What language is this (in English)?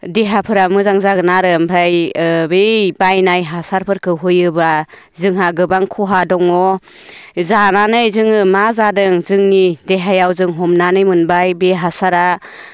Bodo